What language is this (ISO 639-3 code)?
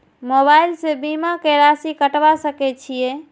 mai